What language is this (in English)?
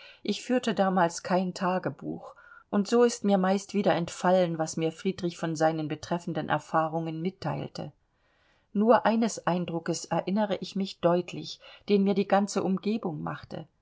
German